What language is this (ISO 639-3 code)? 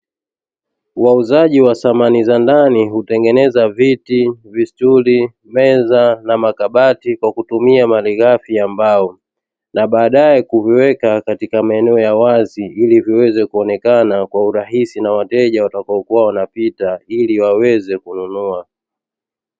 swa